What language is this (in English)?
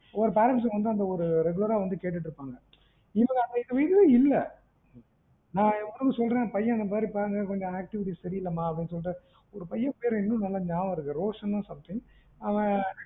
Tamil